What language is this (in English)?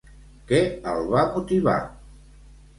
Catalan